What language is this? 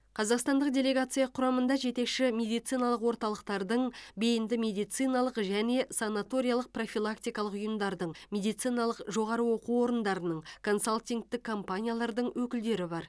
Kazakh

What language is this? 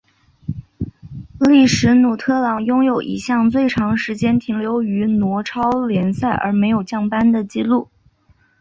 Chinese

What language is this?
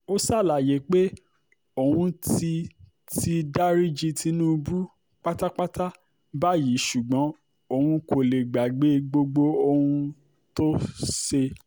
Yoruba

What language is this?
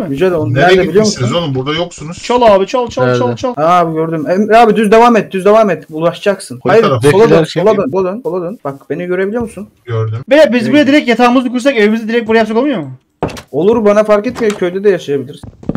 Turkish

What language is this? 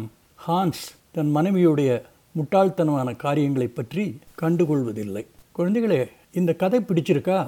Tamil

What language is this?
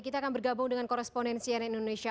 Indonesian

